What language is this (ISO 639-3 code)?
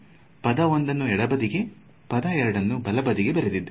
kan